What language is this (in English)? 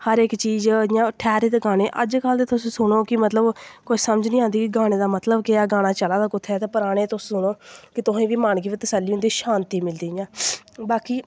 Dogri